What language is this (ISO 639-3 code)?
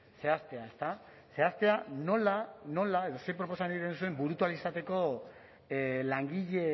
eus